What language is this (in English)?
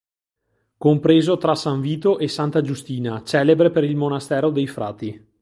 Italian